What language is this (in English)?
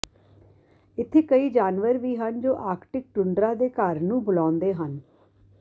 Punjabi